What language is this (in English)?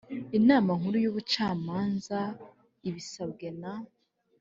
Kinyarwanda